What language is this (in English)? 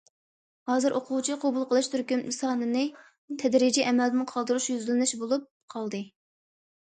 Uyghur